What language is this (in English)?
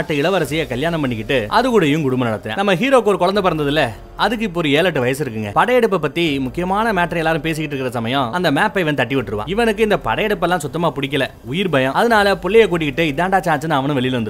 Tamil